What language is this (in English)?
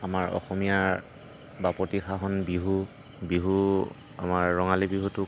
Assamese